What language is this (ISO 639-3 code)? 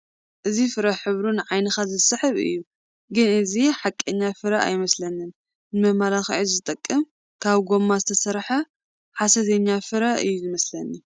tir